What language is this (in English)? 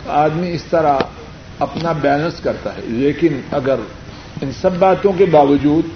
Urdu